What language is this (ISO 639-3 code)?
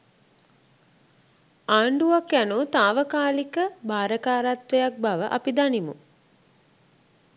sin